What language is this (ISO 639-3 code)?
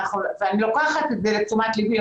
heb